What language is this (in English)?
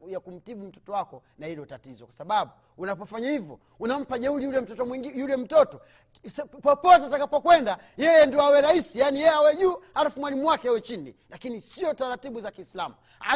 Swahili